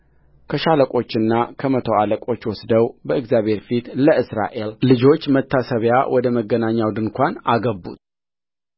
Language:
Amharic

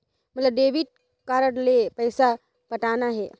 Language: Chhattisgarhi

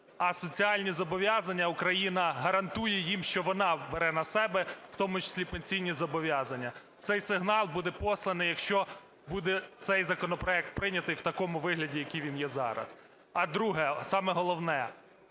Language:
Ukrainian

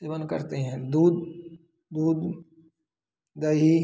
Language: Hindi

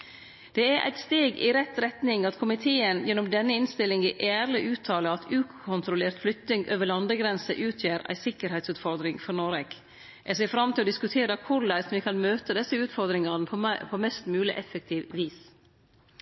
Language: Norwegian Nynorsk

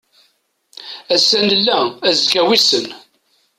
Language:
Kabyle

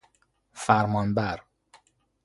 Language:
Persian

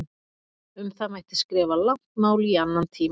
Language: Icelandic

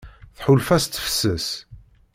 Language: Kabyle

